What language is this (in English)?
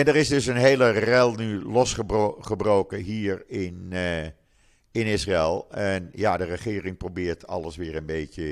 Dutch